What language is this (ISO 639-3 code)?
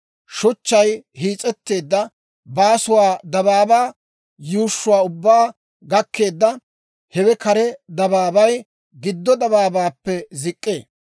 dwr